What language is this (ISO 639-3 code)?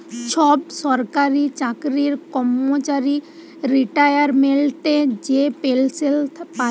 ben